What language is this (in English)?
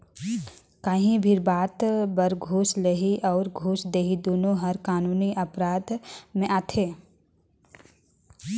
Chhattisgarhi